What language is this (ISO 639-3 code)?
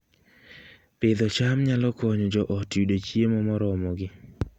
luo